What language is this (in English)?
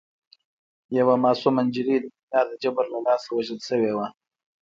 Pashto